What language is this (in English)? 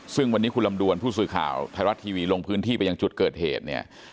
Thai